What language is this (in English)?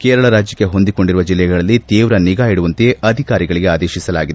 Kannada